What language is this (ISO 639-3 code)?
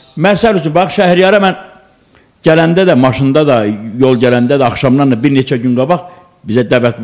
tur